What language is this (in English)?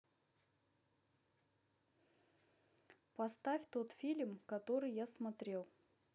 Russian